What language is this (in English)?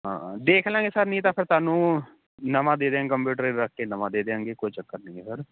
Punjabi